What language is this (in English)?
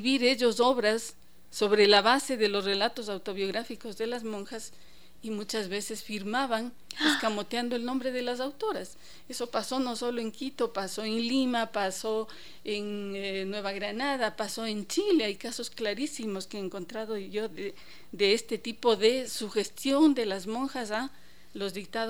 Spanish